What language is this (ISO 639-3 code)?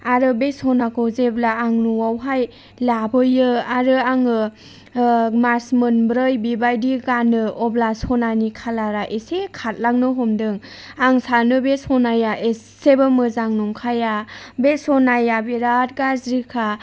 brx